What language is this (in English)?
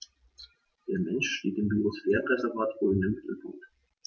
German